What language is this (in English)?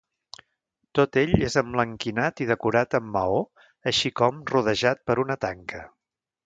Catalan